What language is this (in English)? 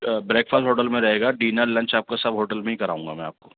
Urdu